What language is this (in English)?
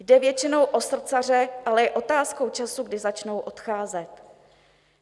Czech